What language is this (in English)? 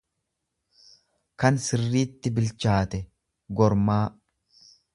Oromo